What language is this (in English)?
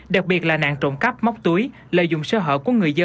Vietnamese